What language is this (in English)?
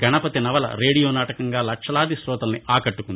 Telugu